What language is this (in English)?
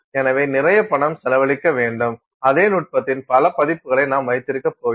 Tamil